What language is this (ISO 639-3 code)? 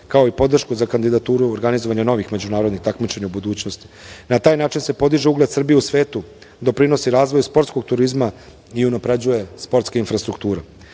srp